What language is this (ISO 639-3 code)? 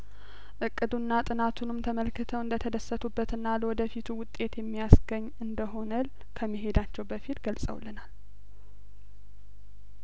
amh